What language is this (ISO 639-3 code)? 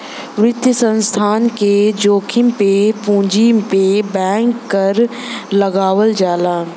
bho